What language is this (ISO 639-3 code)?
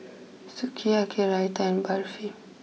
eng